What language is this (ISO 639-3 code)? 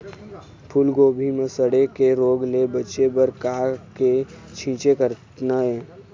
hne